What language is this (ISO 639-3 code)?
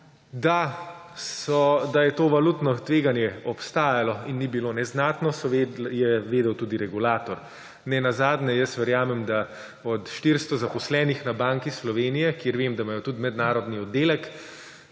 slv